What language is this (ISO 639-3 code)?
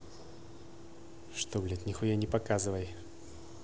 rus